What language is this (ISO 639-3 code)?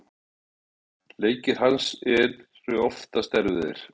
isl